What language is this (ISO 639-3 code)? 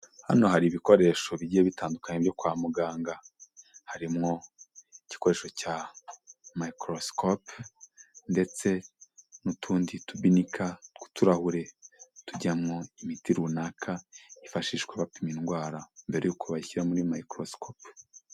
kin